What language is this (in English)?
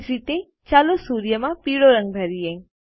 Gujarati